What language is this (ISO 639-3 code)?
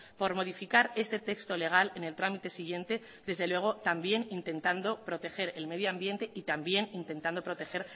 spa